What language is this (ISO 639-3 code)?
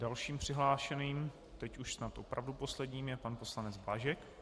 ces